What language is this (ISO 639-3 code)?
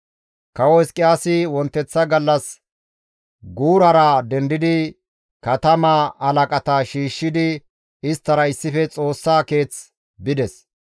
gmv